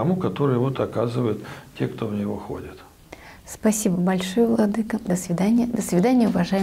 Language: Russian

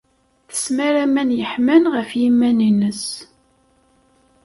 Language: Kabyle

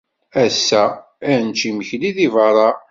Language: Kabyle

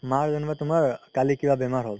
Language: Assamese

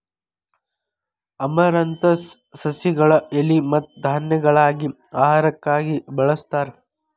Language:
Kannada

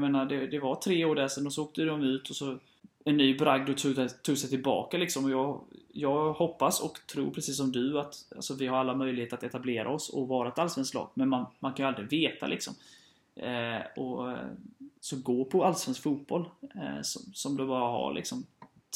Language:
Swedish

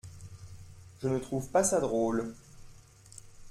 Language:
French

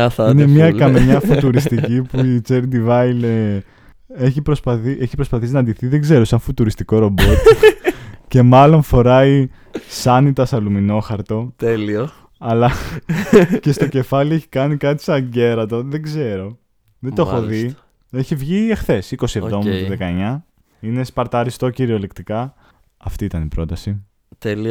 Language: Greek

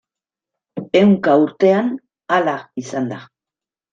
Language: Basque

